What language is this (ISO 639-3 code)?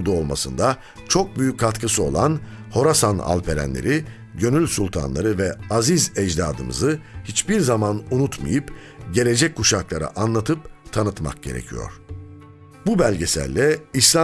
tur